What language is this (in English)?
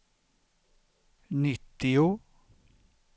Swedish